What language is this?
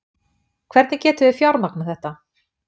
Icelandic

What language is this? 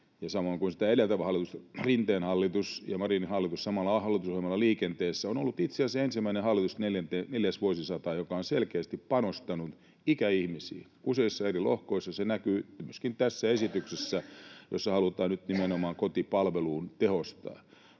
Finnish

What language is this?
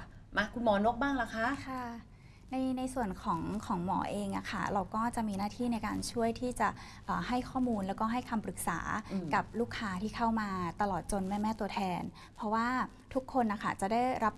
Thai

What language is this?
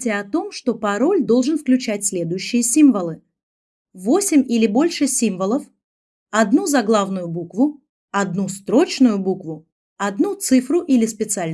Russian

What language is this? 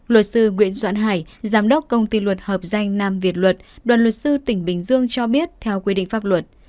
Vietnamese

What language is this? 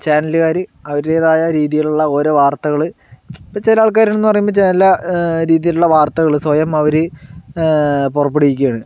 Malayalam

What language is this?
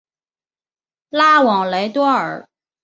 Chinese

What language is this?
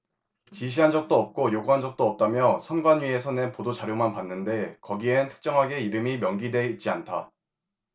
Korean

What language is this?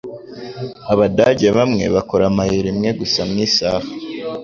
Kinyarwanda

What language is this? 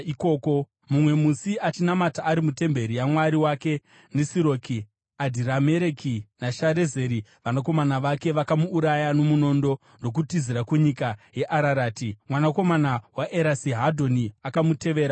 Shona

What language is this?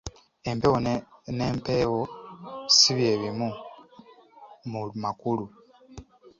Ganda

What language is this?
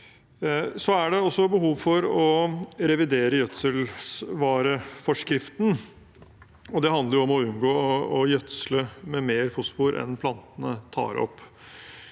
Norwegian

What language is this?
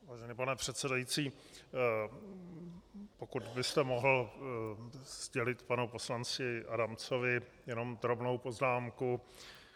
Czech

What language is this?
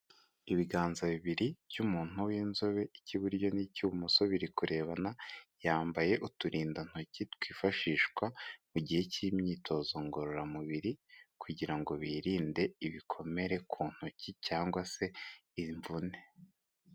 Kinyarwanda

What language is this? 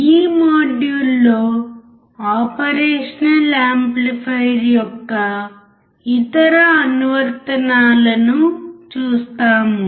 Telugu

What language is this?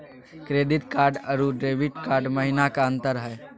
Magahi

